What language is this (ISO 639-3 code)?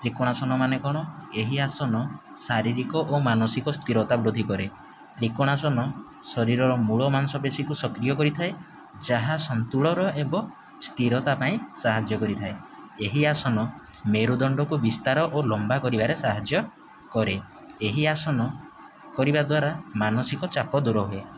ori